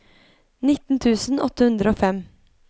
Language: Norwegian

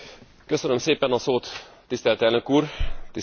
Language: Hungarian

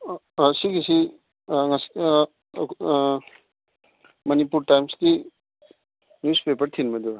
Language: Manipuri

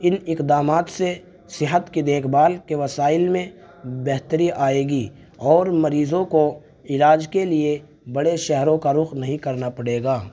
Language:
Urdu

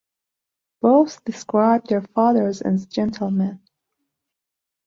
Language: English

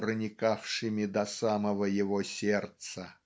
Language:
Russian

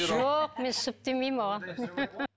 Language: Kazakh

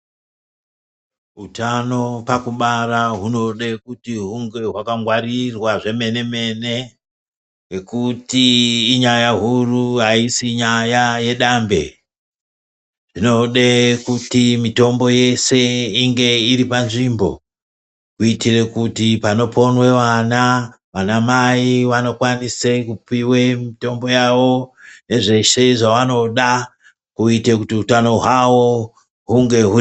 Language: Ndau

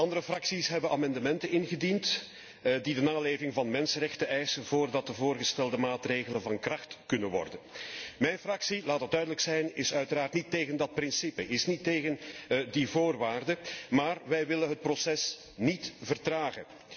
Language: Dutch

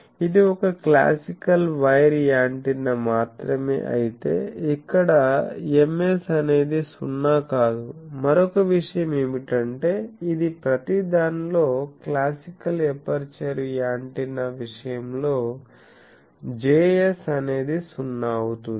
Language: Telugu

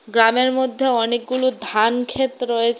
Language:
Bangla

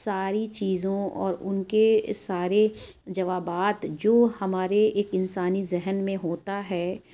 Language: Urdu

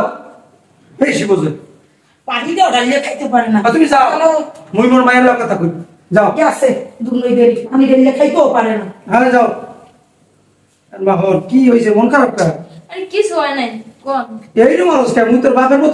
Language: Arabic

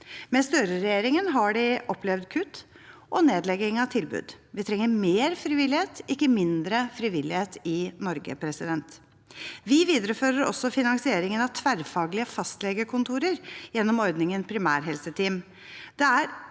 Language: Norwegian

